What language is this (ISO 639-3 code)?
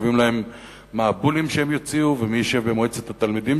heb